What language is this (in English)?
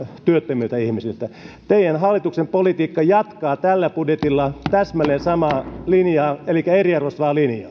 Finnish